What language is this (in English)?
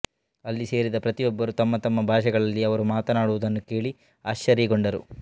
Kannada